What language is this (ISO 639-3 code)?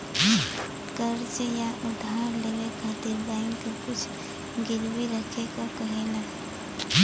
bho